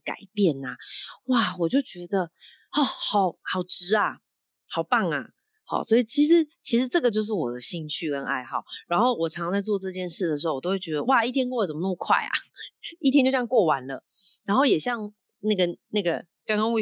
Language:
Chinese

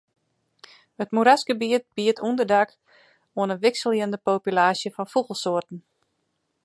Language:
Western Frisian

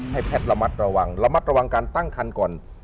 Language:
Thai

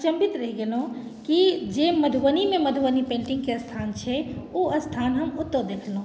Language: Maithili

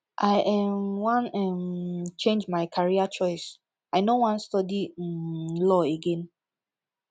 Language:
Nigerian Pidgin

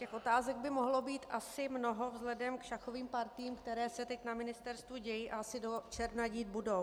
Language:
Czech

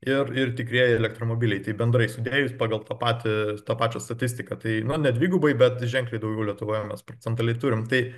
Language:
Lithuanian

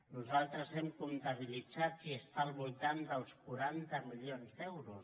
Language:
Catalan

